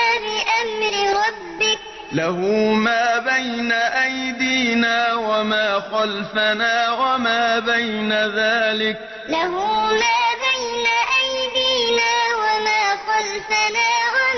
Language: Arabic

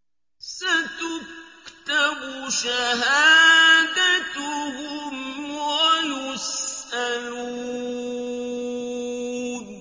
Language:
Arabic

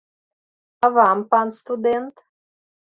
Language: Belarusian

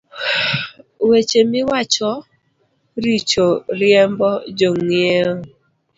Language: Luo (Kenya and Tanzania)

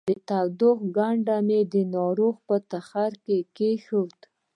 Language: Pashto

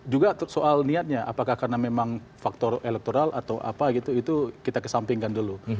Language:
Indonesian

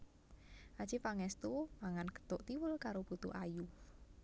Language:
Javanese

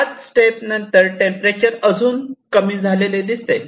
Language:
Marathi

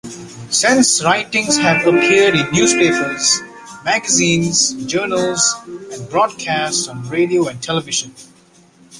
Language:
English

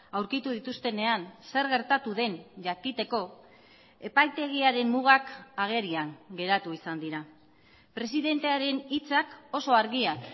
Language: Basque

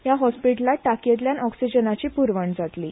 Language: Konkani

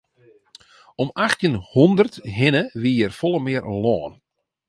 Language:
Western Frisian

